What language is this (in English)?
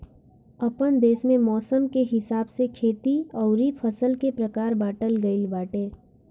Bhojpuri